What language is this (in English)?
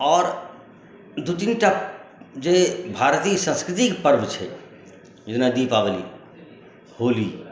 Maithili